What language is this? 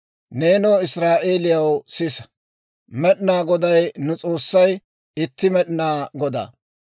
Dawro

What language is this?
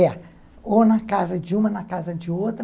Portuguese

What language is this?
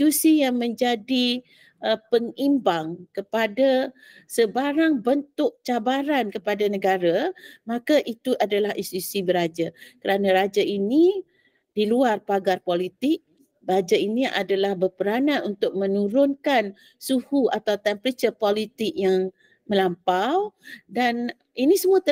Malay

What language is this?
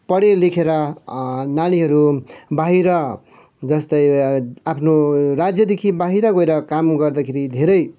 Nepali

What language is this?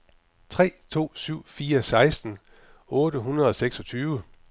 Danish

